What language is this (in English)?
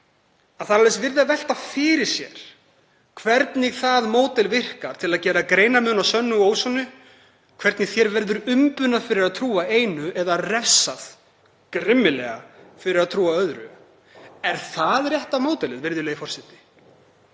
Icelandic